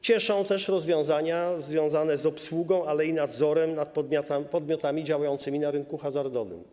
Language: Polish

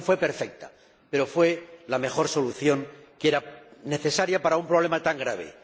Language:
Spanish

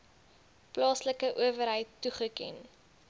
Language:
Afrikaans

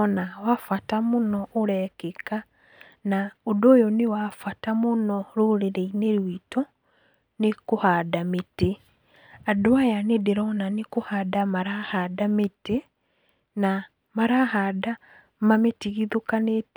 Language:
Kikuyu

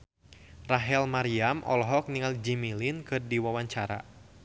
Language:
Sundanese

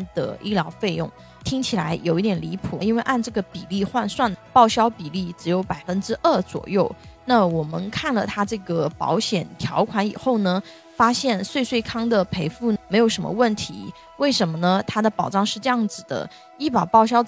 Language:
Chinese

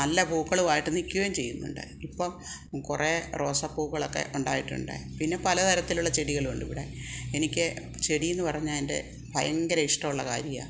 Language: Malayalam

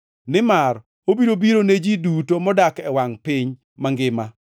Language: Luo (Kenya and Tanzania)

